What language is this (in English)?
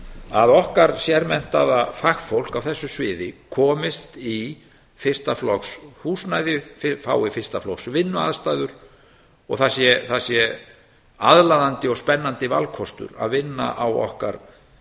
Icelandic